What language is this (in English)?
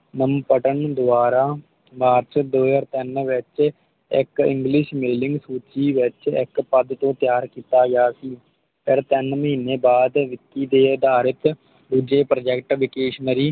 Punjabi